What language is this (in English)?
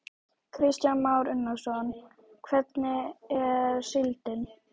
Icelandic